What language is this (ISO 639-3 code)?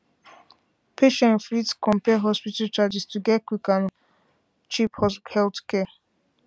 pcm